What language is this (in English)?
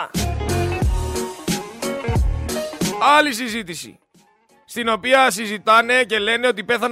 Greek